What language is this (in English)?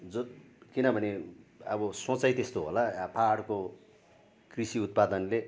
Nepali